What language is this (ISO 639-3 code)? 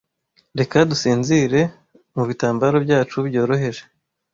kin